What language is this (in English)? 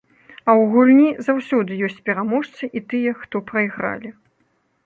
Belarusian